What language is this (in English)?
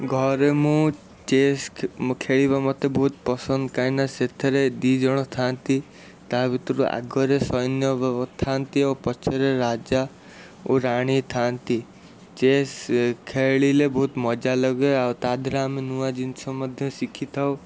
Odia